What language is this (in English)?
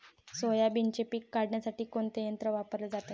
Marathi